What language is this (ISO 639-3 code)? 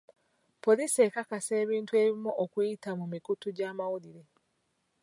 lug